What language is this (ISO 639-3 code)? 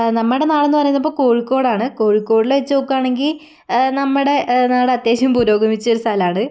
mal